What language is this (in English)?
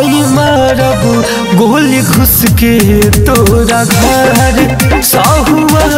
Hindi